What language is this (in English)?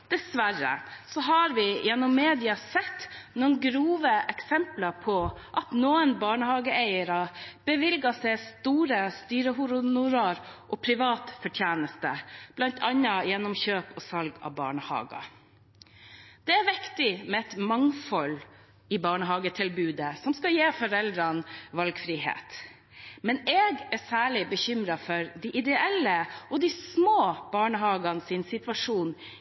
Norwegian Bokmål